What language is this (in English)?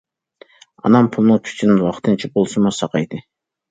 Uyghur